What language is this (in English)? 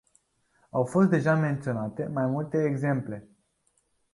Romanian